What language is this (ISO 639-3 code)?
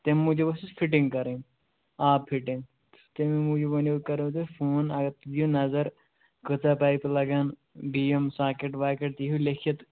kas